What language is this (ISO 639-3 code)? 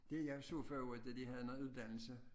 dan